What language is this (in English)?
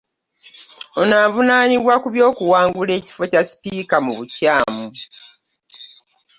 Ganda